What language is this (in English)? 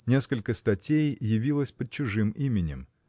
Russian